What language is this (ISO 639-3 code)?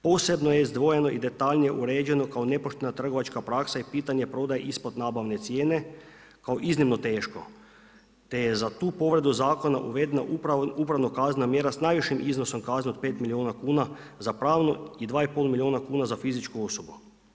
hrv